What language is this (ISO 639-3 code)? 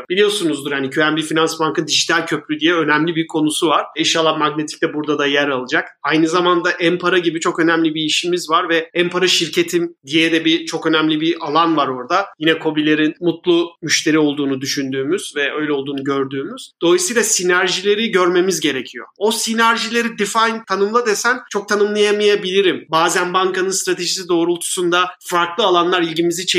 tur